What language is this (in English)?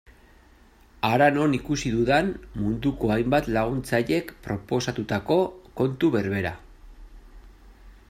Basque